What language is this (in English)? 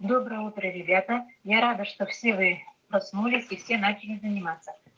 Russian